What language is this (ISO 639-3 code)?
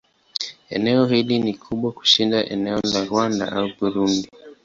swa